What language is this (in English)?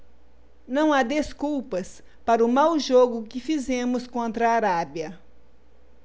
Portuguese